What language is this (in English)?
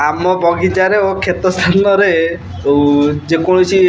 Odia